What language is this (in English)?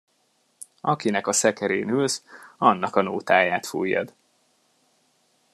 Hungarian